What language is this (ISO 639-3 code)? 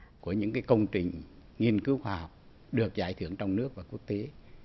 vie